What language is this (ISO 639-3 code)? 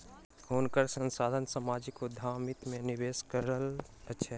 mai